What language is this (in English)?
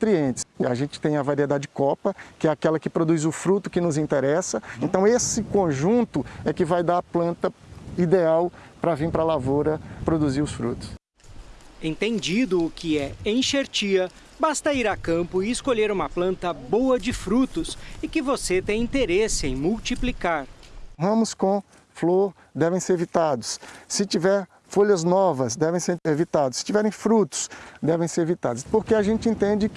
Portuguese